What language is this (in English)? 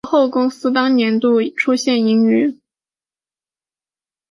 Chinese